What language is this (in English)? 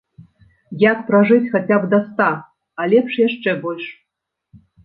Belarusian